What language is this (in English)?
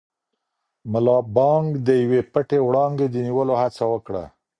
Pashto